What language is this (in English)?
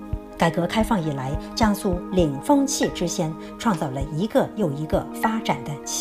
Chinese